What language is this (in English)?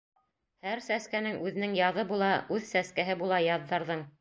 Bashkir